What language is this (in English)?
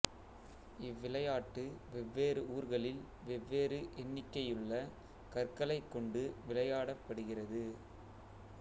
Tamil